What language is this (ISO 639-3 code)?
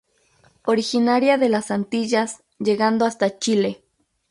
spa